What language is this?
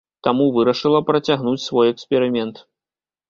Belarusian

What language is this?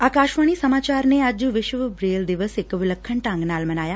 Punjabi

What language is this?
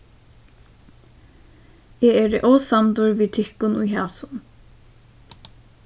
Faroese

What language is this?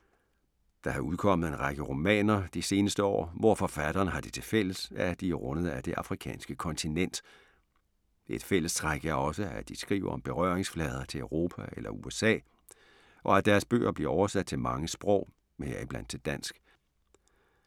Danish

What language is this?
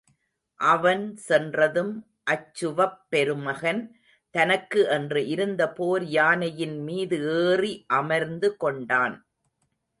Tamil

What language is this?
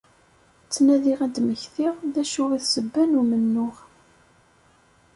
Kabyle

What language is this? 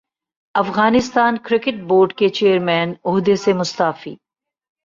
Urdu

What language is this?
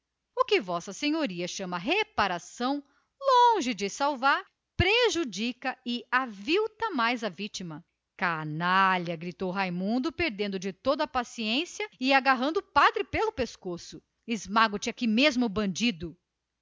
Portuguese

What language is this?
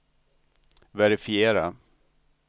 Swedish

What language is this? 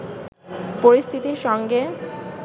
Bangla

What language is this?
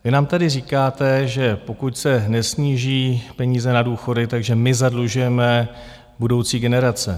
Czech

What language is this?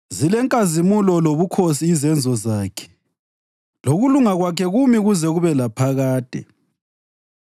North Ndebele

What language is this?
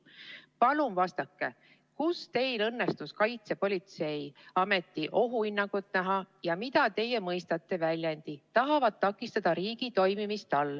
Estonian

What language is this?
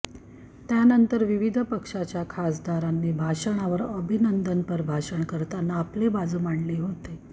Marathi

